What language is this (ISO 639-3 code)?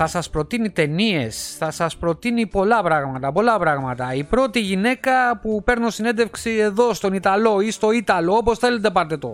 ell